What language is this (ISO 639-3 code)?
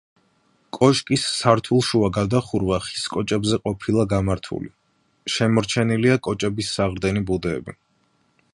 kat